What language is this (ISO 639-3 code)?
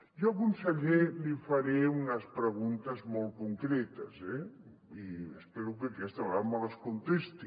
cat